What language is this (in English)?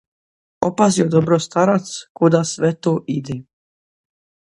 Croatian